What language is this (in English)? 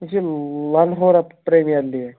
Kashmiri